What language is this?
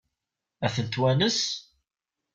Kabyle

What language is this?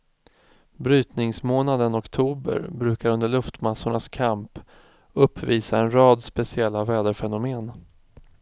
Swedish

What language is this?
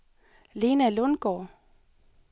Danish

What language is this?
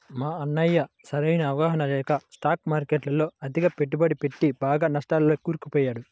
Telugu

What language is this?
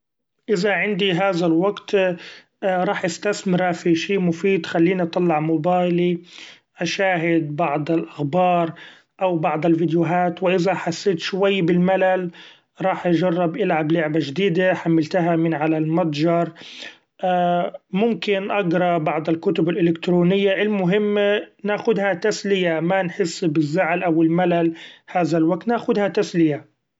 Gulf Arabic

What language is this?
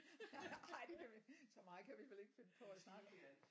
Danish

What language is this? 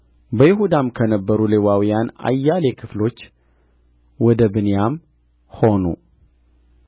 Amharic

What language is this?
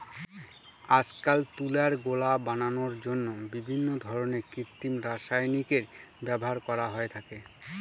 Bangla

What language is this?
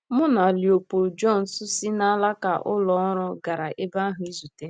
Igbo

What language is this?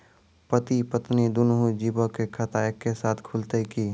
Maithili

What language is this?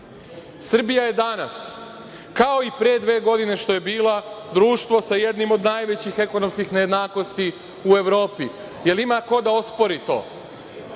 Serbian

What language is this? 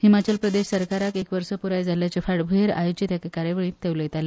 Konkani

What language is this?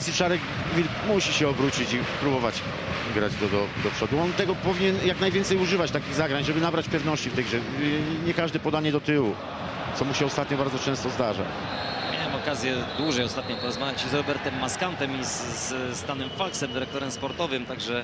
Polish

